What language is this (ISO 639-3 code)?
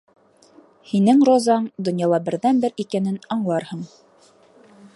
bak